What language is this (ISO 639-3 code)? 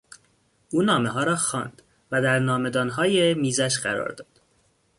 fas